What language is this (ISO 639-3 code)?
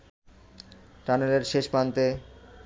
ben